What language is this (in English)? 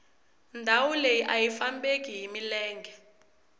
Tsonga